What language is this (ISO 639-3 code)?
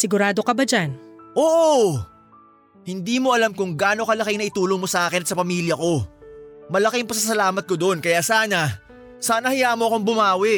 fil